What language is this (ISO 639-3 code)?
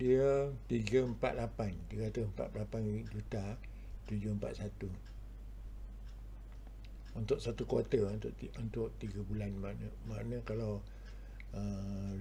msa